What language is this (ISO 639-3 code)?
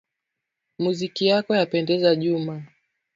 swa